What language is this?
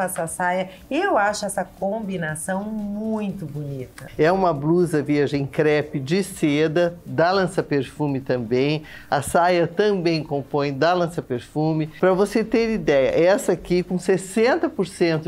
Portuguese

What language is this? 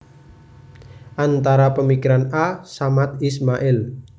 Javanese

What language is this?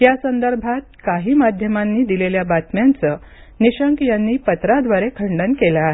Marathi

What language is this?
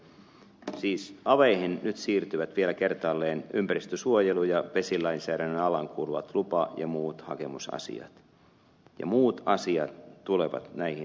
Finnish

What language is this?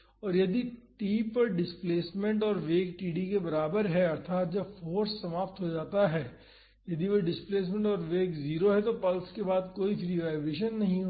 Hindi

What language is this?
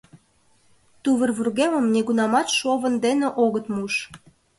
Mari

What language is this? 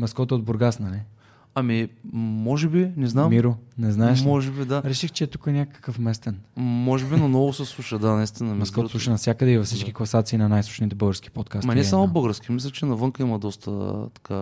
Bulgarian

